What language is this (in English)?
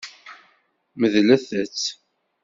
Kabyle